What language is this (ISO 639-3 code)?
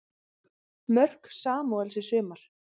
isl